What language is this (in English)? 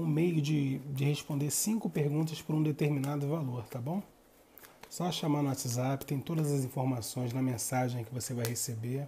Portuguese